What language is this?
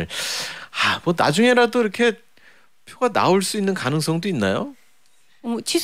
Korean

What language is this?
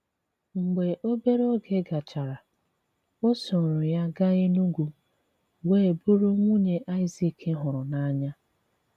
Igbo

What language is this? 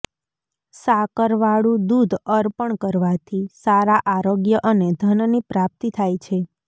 Gujarati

